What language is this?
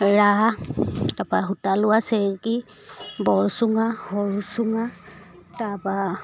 Assamese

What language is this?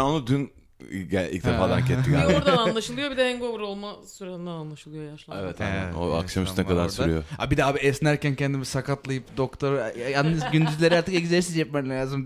Turkish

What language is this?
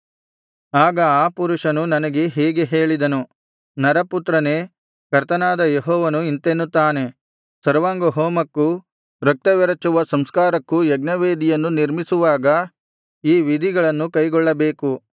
Kannada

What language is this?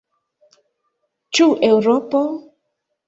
Esperanto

